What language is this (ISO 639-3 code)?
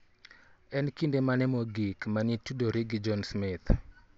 luo